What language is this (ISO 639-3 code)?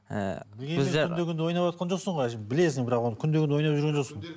kaz